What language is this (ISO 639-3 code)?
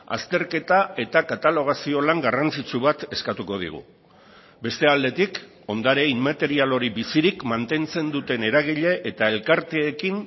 eus